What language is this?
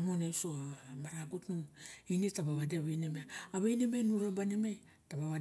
Barok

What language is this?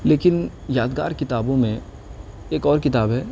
Urdu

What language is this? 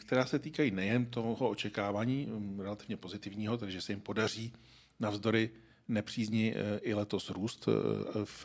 Czech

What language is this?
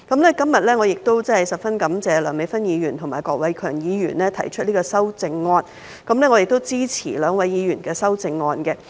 Cantonese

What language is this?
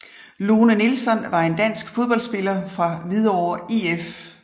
Danish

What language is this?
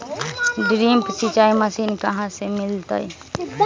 Magahi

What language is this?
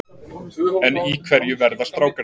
Icelandic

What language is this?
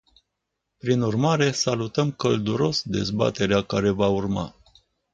Romanian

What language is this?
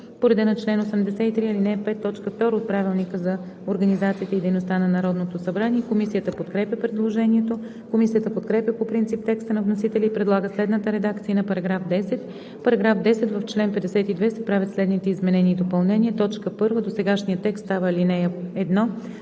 Bulgarian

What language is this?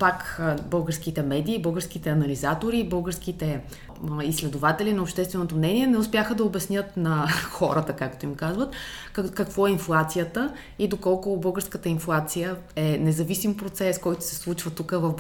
Bulgarian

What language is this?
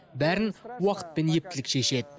Kazakh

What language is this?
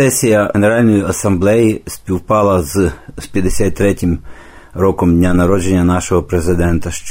Ukrainian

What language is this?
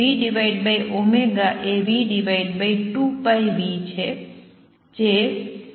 Gujarati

